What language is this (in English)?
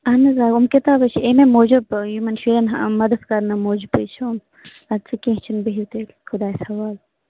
Kashmiri